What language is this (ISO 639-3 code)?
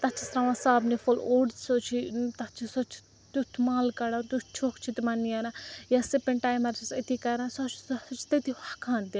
kas